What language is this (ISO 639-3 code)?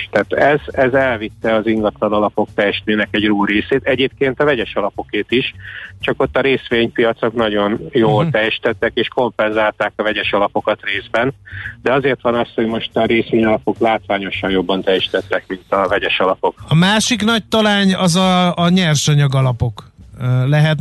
hun